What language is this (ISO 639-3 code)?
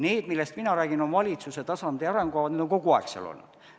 est